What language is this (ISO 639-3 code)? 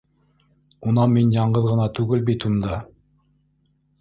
bak